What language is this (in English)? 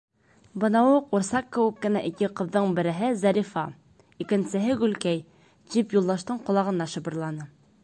Bashkir